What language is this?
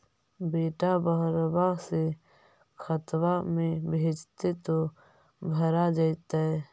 Magahi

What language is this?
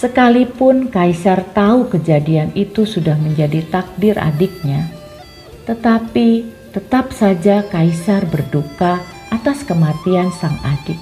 Indonesian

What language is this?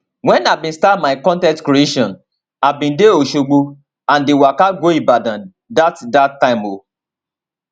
Nigerian Pidgin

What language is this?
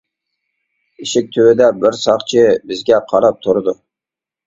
Uyghur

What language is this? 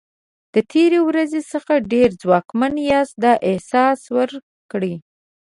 Pashto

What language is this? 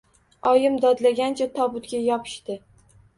Uzbek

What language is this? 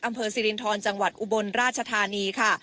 Thai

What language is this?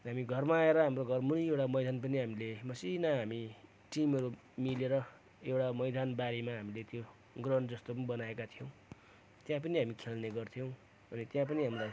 Nepali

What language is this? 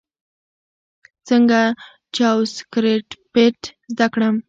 Pashto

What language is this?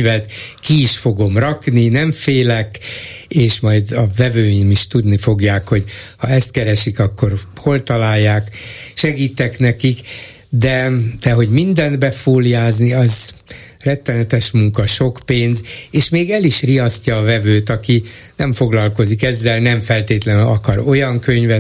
Hungarian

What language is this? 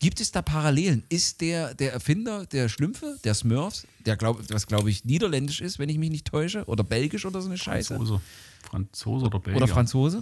German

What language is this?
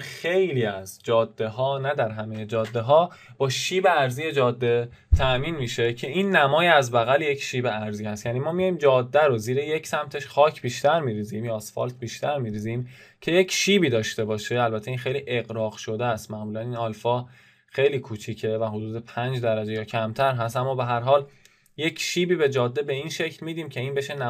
Persian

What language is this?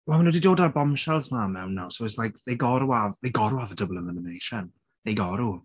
Welsh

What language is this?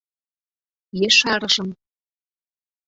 Mari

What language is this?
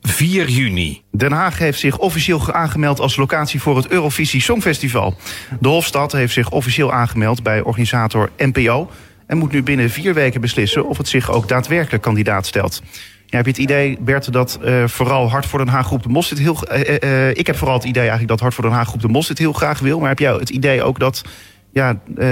Dutch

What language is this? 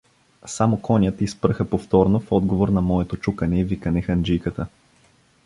Bulgarian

